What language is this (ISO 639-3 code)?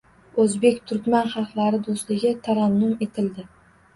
uzb